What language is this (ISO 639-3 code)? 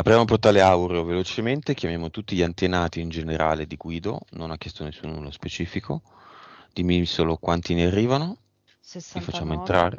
ita